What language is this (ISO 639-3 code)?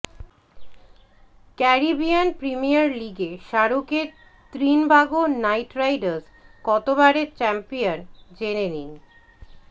ben